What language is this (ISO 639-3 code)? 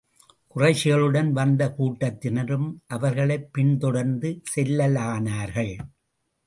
tam